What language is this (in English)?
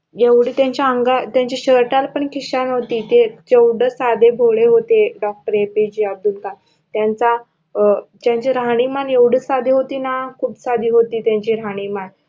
Marathi